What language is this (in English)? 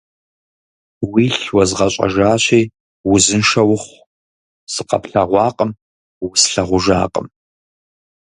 Kabardian